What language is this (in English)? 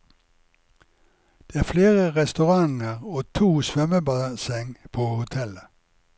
Norwegian